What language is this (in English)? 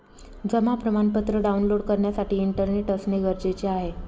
Marathi